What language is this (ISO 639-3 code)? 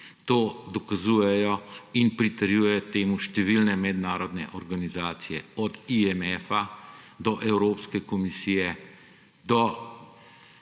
slv